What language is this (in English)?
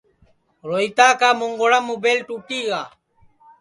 Sansi